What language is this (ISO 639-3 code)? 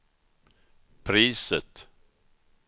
swe